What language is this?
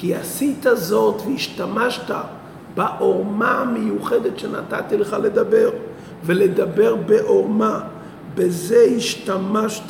Hebrew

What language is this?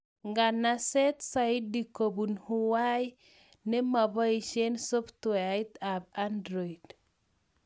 Kalenjin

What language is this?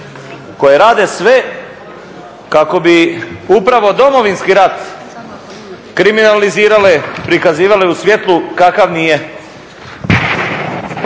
Croatian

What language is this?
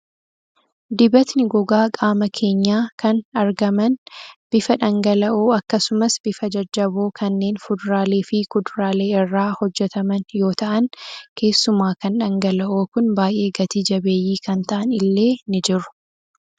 Oromo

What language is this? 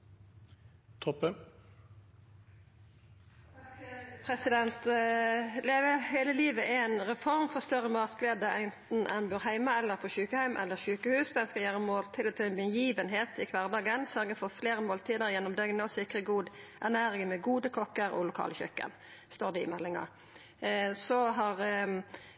Norwegian Nynorsk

